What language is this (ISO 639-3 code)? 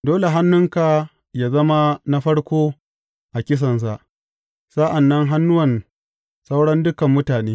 hau